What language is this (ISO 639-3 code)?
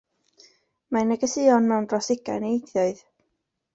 cym